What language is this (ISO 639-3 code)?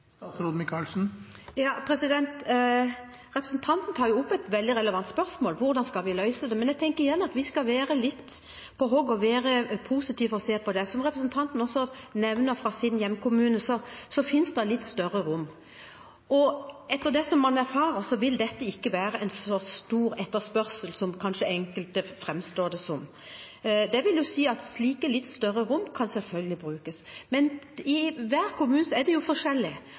nob